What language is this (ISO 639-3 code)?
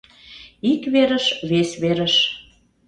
chm